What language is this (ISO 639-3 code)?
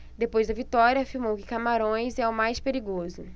por